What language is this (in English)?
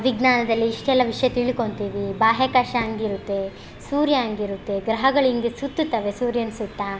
Kannada